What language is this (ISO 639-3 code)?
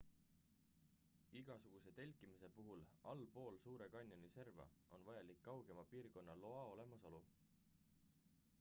est